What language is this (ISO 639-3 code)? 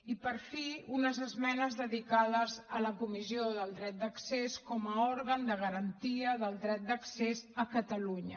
cat